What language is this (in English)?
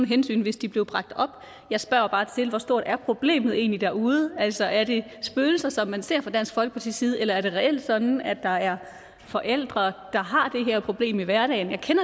Danish